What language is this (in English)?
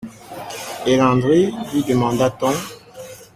French